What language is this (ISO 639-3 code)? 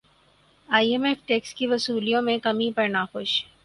urd